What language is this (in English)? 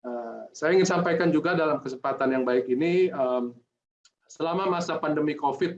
Indonesian